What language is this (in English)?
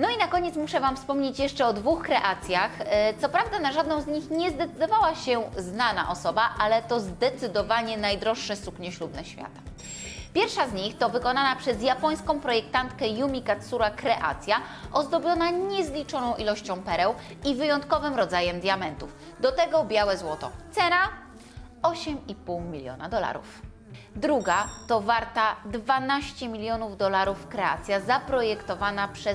Polish